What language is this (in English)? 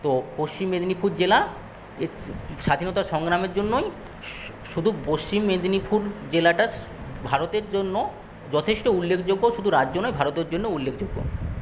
Bangla